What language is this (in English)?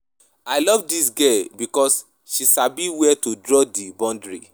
Nigerian Pidgin